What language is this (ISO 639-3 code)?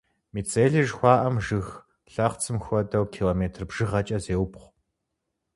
kbd